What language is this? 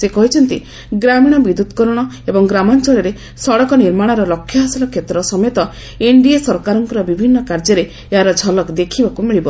Odia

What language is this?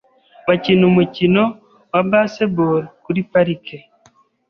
Kinyarwanda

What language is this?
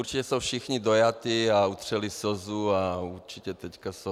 Czech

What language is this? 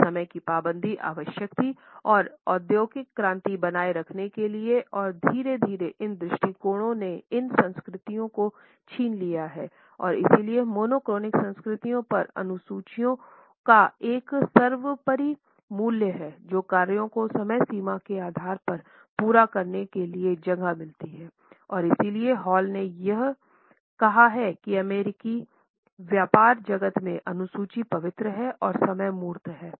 Hindi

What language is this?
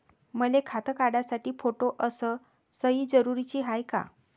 Marathi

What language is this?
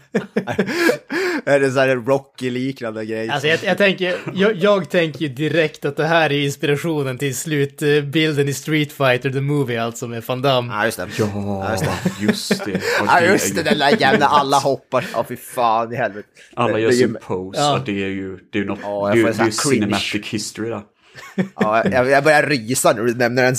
Swedish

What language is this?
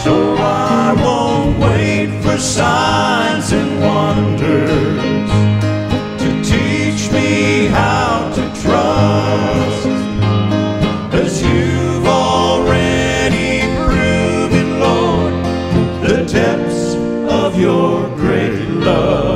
English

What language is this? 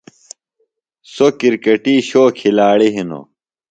Phalura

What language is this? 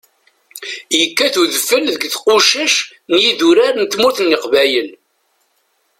Kabyle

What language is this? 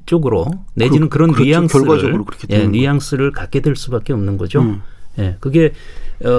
Korean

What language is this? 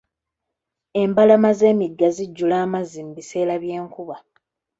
Ganda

